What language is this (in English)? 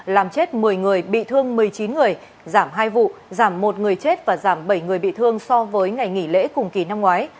Vietnamese